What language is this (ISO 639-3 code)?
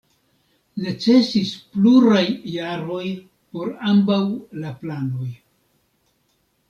epo